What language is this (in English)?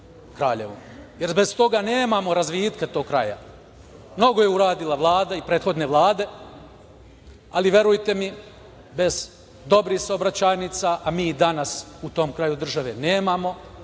Serbian